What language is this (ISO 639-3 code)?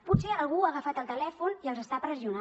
cat